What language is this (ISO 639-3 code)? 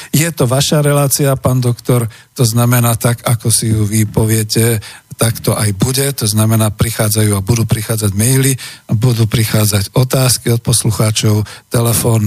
slk